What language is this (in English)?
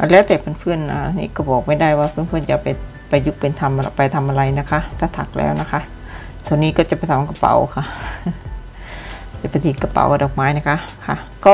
Thai